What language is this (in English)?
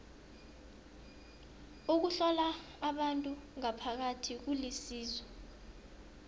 South Ndebele